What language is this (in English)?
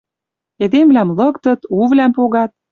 Western Mari